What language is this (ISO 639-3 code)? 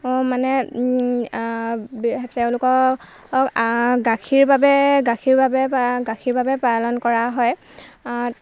asm